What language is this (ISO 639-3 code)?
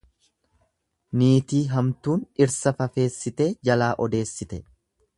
orm